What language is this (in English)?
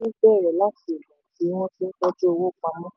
Yoruba